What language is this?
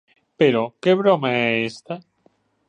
Galician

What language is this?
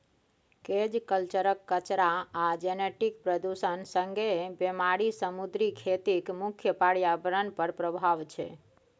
Maithili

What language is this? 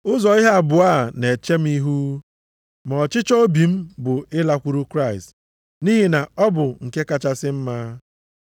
Igbo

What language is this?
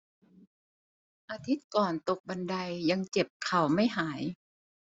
Thai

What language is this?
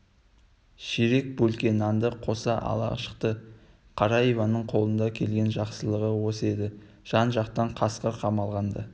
Kazakh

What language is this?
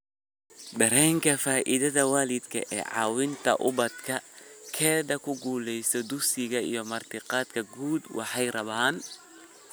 Somali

